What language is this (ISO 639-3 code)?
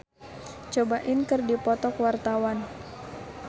sun